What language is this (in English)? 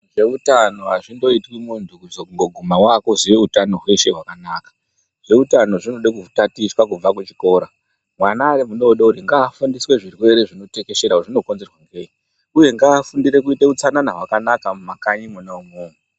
Ndau